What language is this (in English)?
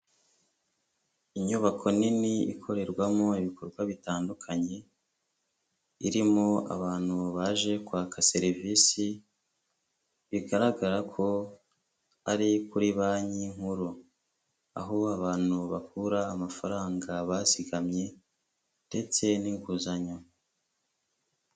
Kinyarwanda